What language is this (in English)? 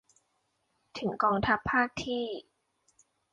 Thai